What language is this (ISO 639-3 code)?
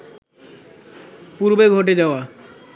ben